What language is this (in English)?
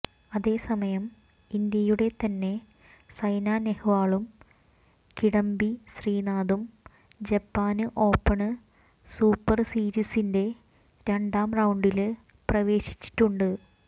Malayalam